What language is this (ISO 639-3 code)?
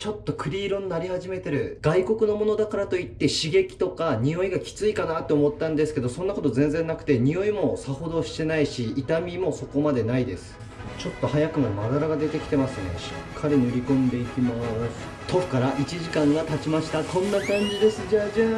jpn